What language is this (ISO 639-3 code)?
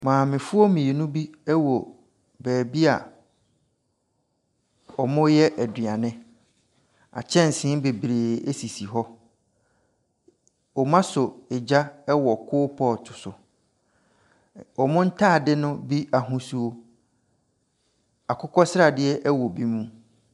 aka